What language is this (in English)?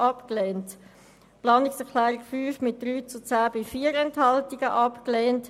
Swiss German